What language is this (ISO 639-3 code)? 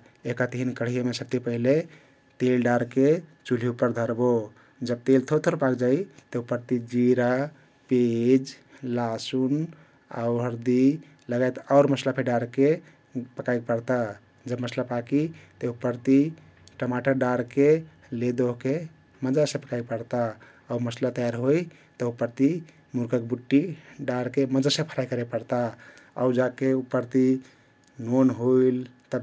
tkt